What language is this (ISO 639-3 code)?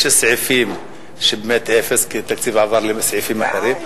heb